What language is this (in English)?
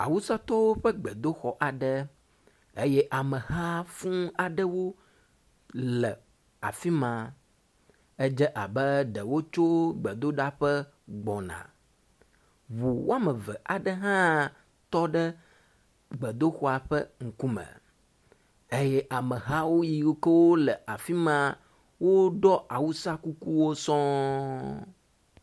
Ewe